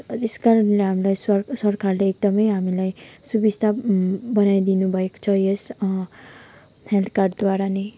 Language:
Nepali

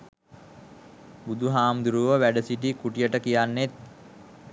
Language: Sinhala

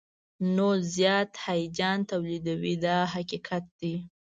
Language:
Pashto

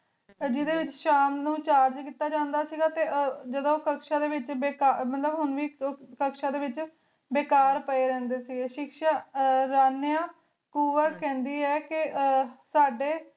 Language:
Punjabi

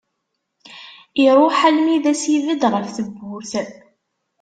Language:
Kabyle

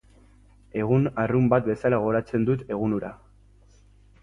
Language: Basque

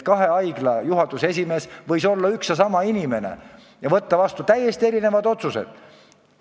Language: Estonian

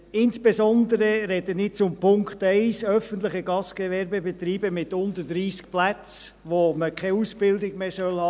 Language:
Swiss German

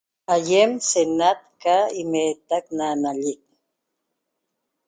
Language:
Toba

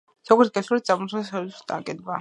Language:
Georgian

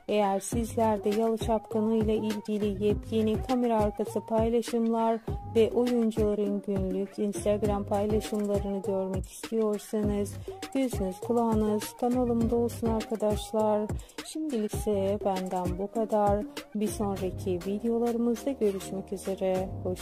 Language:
Turkish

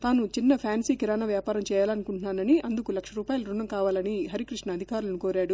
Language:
Telugu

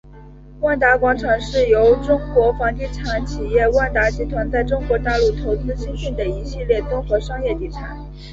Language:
Chinese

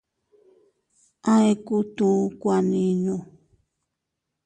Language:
Teutila Cuicatec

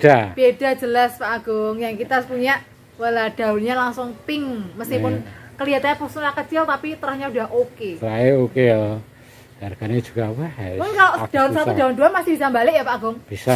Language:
Indonesian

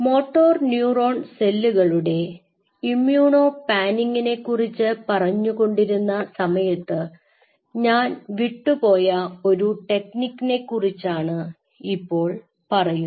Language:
Malayalam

